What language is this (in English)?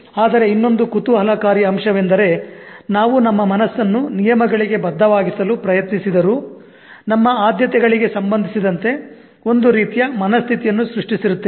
Kannada